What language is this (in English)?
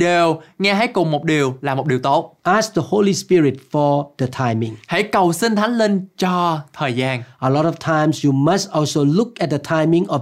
Vietnamese